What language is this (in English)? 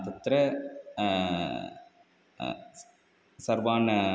Sanskrit